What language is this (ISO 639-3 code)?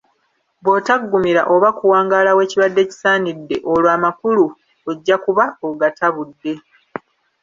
lug